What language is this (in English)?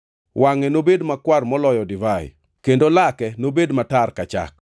Luo (Kenya and Tanzania)